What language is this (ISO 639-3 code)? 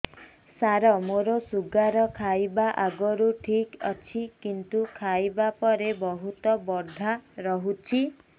ori